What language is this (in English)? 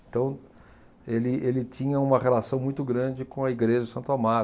Portuguese